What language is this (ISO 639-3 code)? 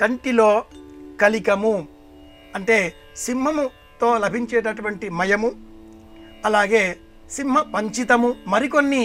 tel